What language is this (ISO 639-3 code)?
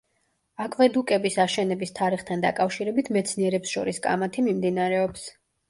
kat